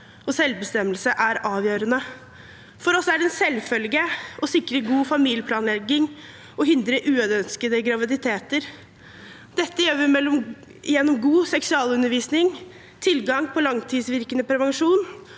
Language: Norwegian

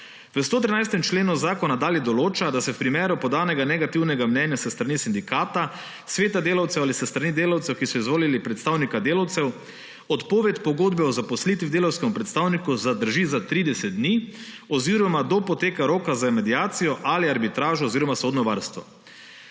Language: Slovenian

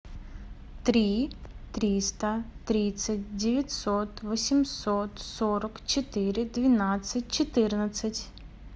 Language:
Russian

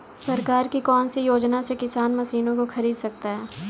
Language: Hindi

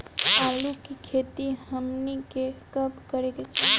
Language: Bhojpuri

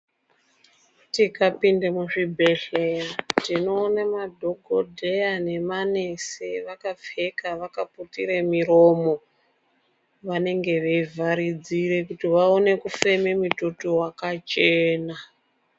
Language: Ndau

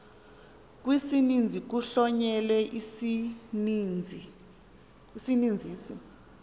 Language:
Xhosa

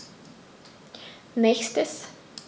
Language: German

